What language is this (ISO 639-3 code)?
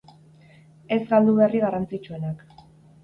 eus